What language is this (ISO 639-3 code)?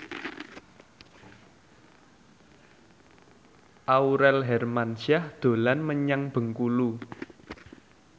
jav